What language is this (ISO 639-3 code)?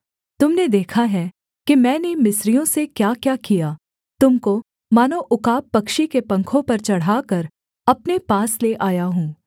hin